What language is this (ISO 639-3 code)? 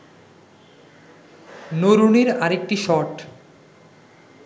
ben